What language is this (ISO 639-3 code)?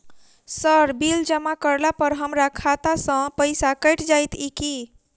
mai